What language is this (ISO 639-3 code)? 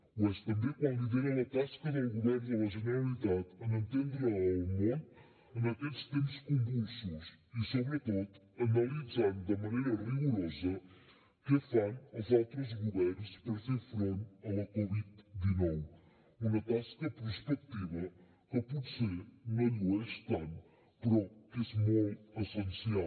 cat